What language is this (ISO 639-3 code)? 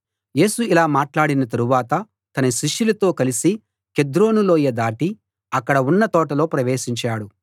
tel